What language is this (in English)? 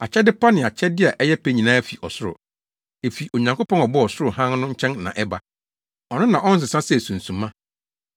Akan